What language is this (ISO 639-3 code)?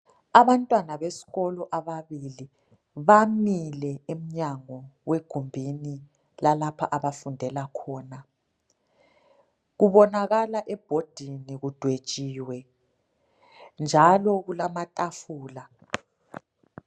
nde